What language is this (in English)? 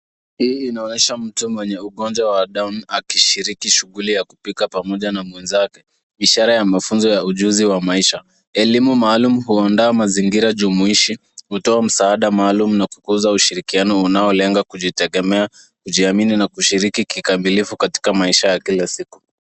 Swahili